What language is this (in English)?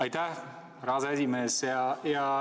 Estonian